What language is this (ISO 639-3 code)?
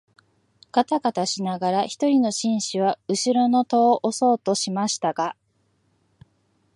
jpn